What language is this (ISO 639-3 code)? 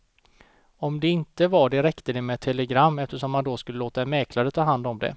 swe